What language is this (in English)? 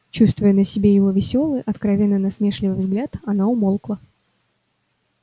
Russian